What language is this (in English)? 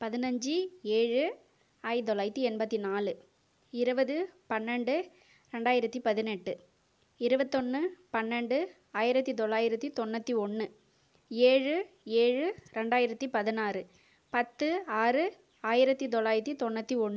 Tamil